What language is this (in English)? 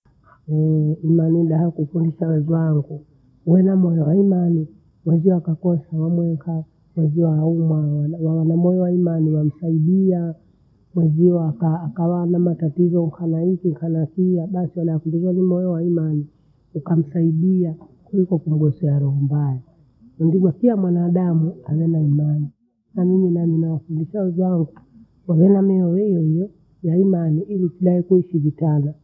Bondei